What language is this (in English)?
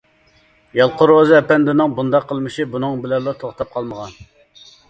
Uyghur